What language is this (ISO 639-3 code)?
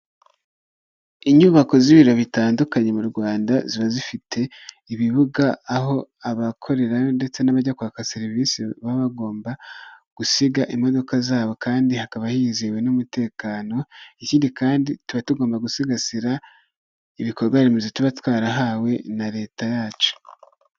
kin